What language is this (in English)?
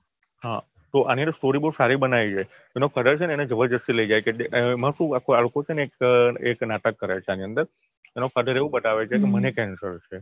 Gujarati